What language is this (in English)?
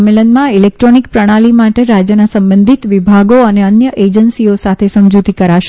Gujarati